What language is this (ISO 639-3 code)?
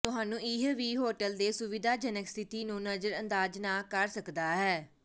pan